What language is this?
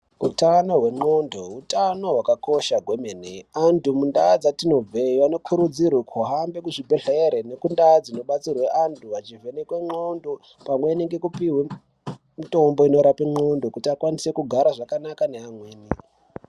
Ndau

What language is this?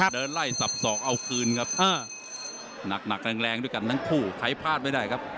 Thai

